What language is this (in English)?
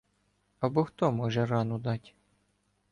Ukrainian